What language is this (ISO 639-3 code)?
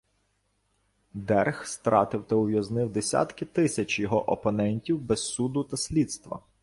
ukr